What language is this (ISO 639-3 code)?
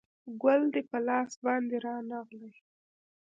pus